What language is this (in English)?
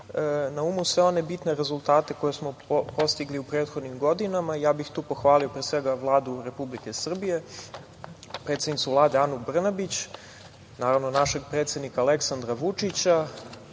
Serbian